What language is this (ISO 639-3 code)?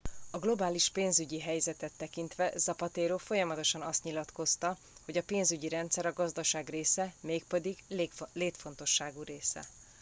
hun